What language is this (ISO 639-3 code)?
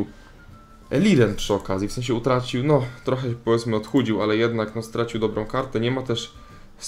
pol